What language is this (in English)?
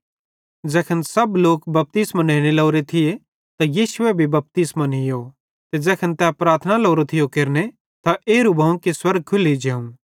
Bhadrawahi